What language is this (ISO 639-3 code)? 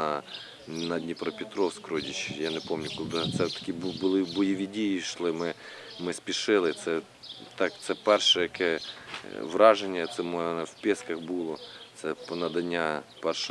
ukr